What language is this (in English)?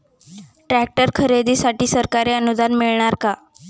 Marathi